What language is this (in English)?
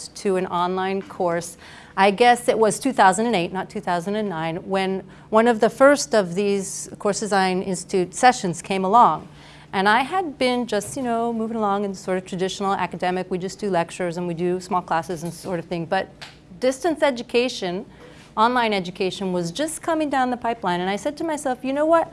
English